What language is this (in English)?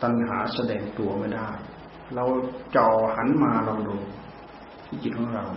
Thai